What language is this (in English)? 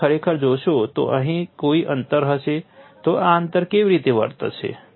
Gujarati